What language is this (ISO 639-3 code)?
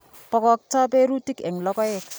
kln